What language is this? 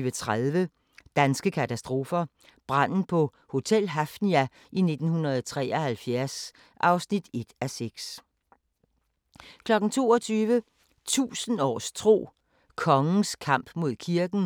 Danish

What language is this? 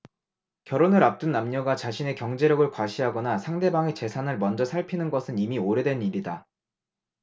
Korean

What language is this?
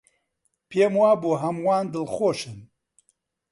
Central Kurdish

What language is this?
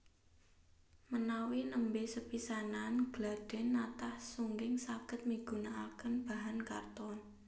Javanese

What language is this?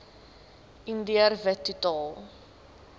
Afrikaans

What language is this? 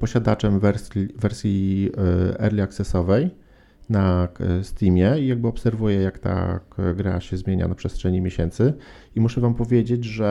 Polish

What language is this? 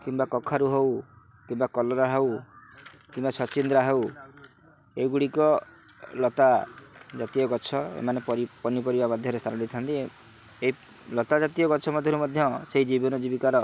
Odia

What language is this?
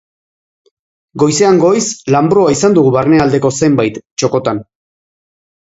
Basque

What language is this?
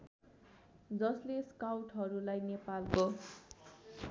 Nepali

